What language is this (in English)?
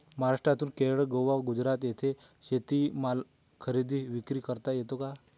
Marathi